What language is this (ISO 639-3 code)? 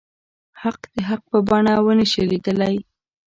pus